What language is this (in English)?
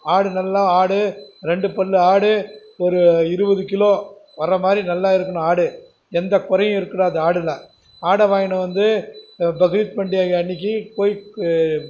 Tamil